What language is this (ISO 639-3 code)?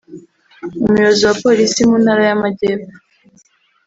kin